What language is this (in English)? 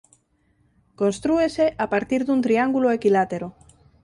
Galician